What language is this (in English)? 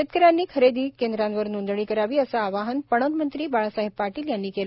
Marathi